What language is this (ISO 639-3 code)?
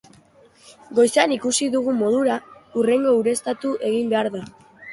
eus